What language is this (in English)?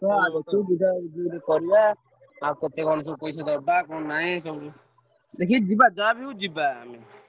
Odia